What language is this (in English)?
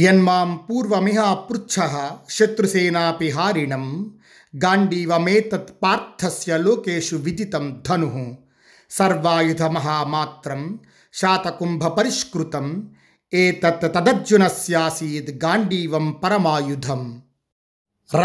Telugu